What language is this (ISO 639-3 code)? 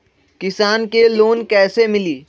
mag